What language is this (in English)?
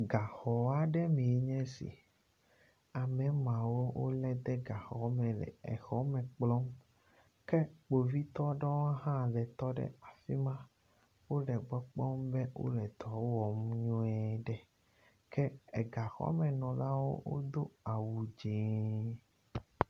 Ewe